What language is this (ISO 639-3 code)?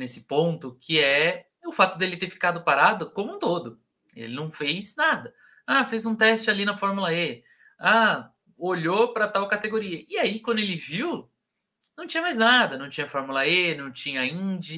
por